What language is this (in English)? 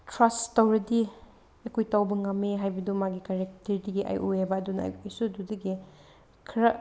Manipuri